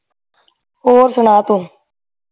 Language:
Punjabi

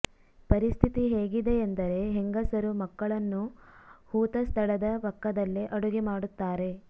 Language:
Kannada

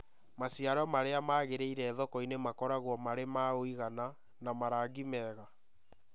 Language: Kikuyu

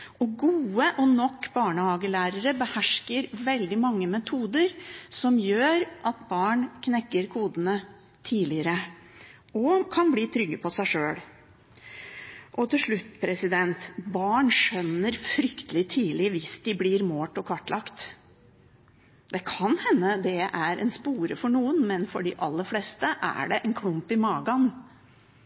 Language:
Norwegian Bokmål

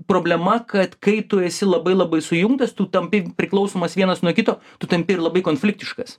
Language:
Lithuanian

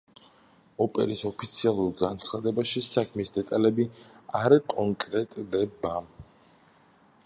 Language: Georgian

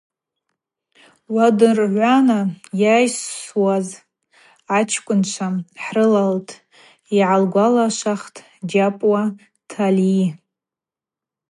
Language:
Abaza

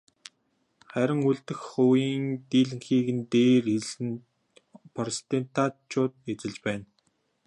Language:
Mongolian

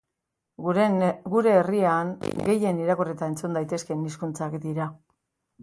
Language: Basque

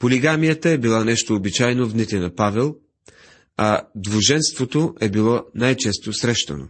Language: Bulgarian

